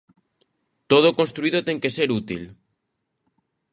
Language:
Galician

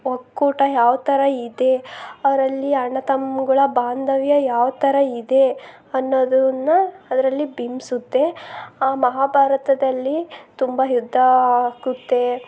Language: Kannada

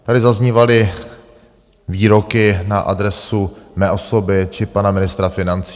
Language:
Czech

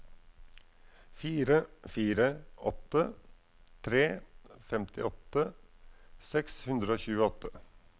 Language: Norwegian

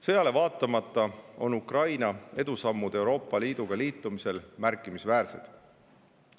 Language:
Estonian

